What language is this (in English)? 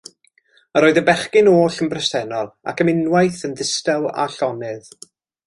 Welsh